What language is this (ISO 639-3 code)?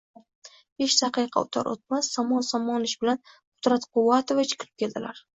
uzb